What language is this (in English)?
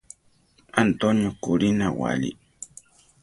Central Tarahumara